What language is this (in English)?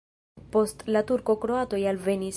Esperanto